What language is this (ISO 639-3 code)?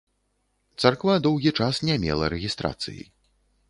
bel